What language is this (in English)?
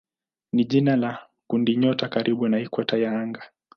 Swahili